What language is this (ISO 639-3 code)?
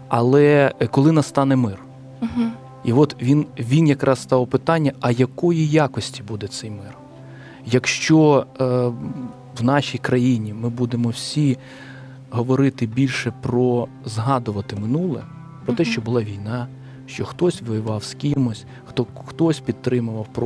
ukr